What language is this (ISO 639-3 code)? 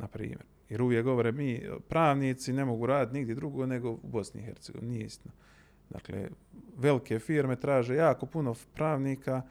hrv